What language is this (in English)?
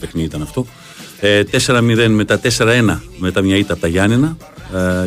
Greek